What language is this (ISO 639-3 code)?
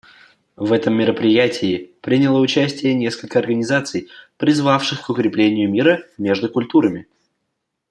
rus